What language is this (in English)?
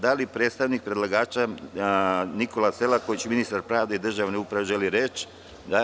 Serbian